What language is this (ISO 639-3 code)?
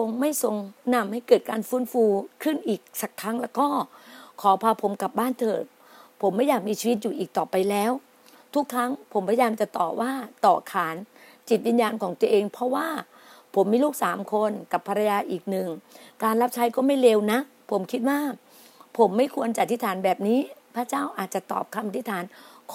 tha